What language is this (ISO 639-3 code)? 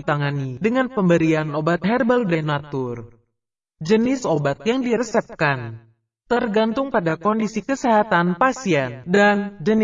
ind